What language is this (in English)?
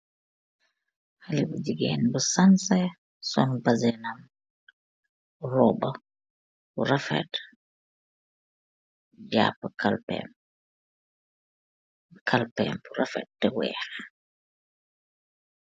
Wolof